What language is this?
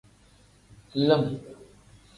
Tem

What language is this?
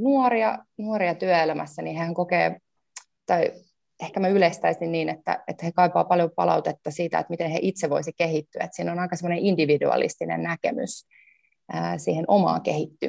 Finnish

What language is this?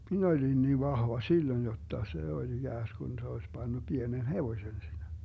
Finnish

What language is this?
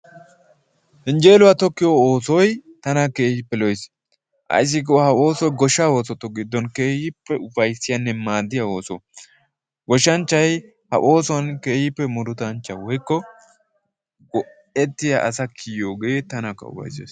Wolaytta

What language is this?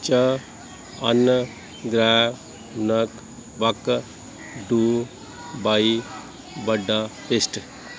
Punjabi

